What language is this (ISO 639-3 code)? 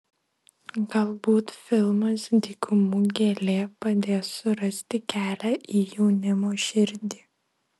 lit